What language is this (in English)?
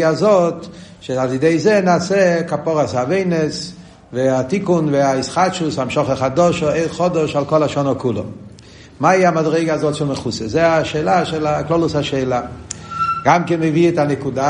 Hebrew